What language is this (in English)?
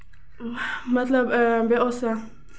Kashmiri